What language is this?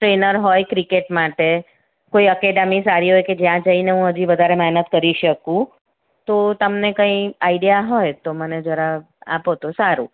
Gujarati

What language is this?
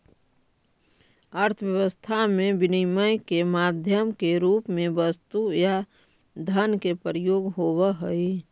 Magahi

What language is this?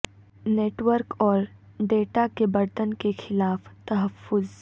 Urdu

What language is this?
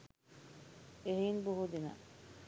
Sinhala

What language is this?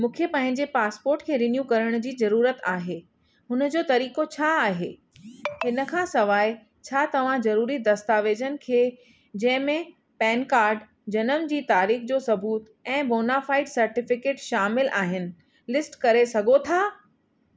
Sindhi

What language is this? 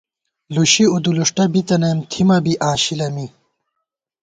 Gawar-Bati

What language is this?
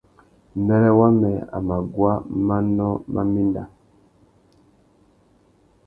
Tuki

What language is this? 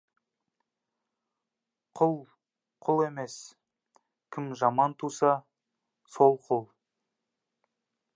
Kazakh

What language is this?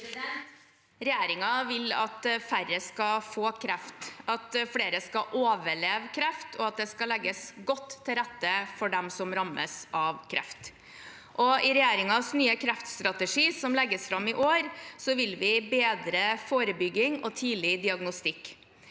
Norwegian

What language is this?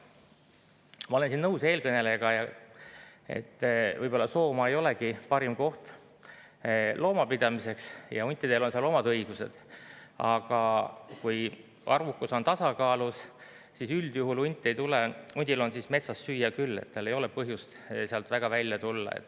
Estonian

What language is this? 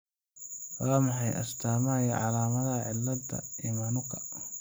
Somali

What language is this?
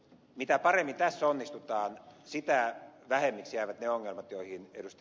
Finnish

